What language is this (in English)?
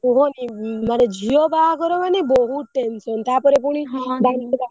Odia